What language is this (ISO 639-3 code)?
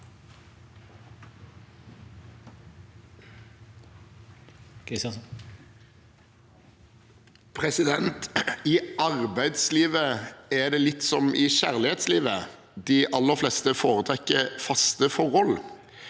nor